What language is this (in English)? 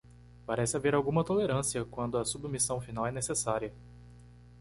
Portuguese